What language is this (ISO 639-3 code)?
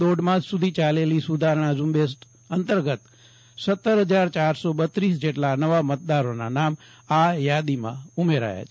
guj